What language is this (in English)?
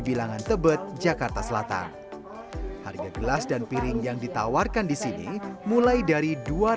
Indonesian